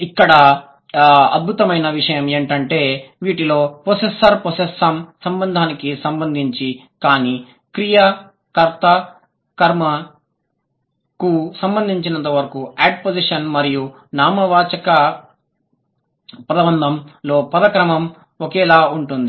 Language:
Telugu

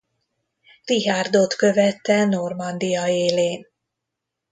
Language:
Hungarian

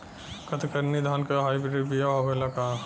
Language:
Bhojpuri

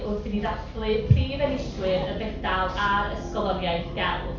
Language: Welsh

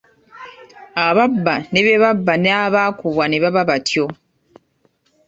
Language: Ganda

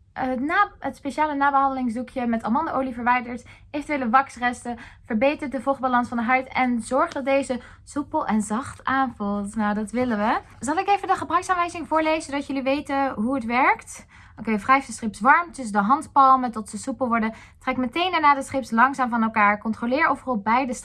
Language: Dutch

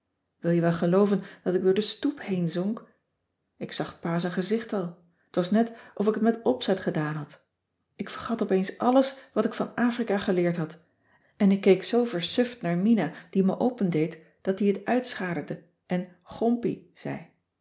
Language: Dutch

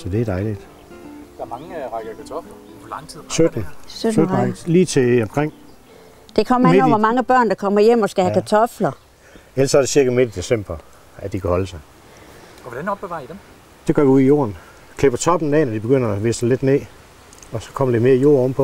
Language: Danish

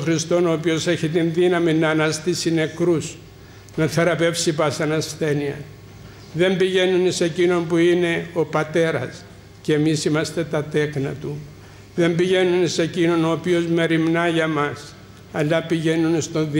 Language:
Greek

